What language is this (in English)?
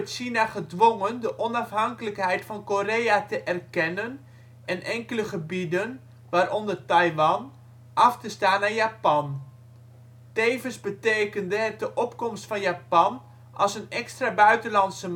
Dutch